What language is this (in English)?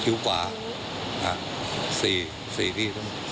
Thai